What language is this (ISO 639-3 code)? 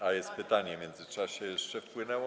pol